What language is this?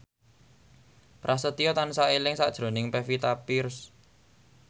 Javanese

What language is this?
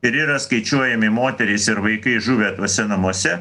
Lithuanian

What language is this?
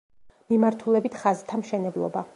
Georgian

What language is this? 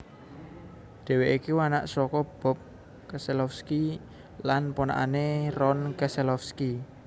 Javanese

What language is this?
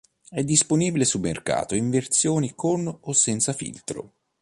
Italian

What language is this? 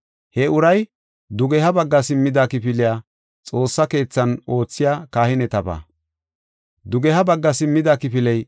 Gofa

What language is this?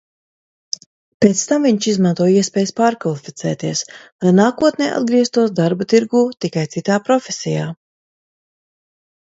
Latvian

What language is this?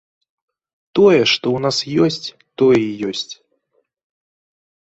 Belarusian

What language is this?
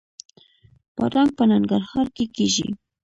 Pashto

